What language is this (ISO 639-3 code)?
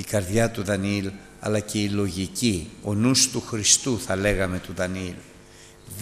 ell